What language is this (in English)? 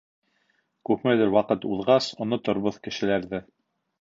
Bashkir